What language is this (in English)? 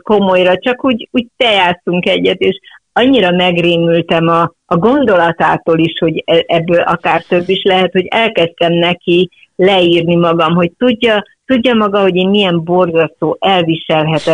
Hungarian